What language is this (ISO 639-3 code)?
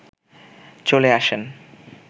ben